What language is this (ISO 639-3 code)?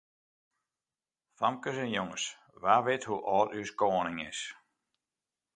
fry